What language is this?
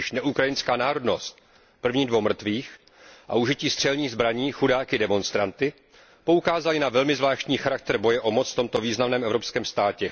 Czech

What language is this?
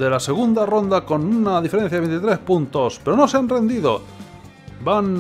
Spanish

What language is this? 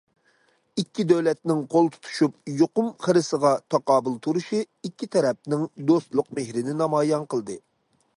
Uyghur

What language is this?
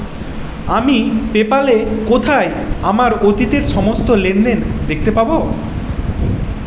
Bangla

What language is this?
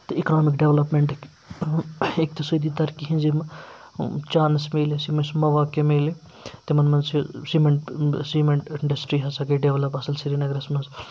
Kashmiri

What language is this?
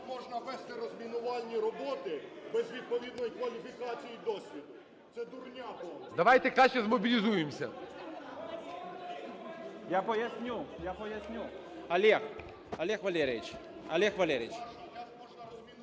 Ukrainian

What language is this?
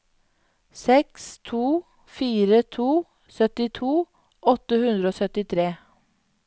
Norwegian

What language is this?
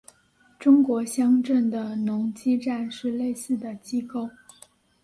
Chinese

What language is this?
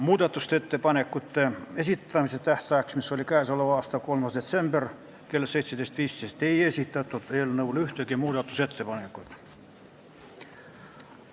Estonian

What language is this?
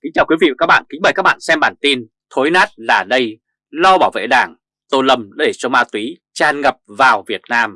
Vietnamese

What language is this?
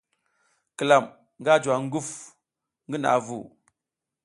South Giziga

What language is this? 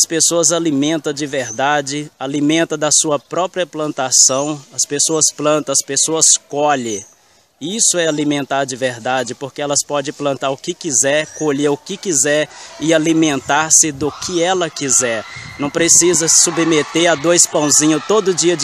Portuguese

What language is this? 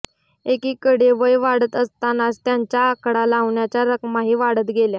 Marathi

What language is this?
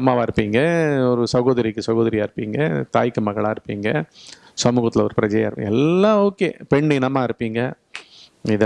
Tamil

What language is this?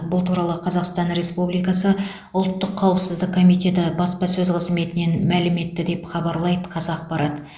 Kazakh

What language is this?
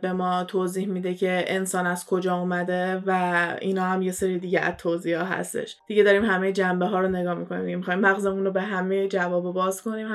Persian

